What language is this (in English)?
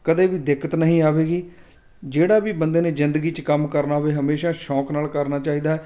Punjabi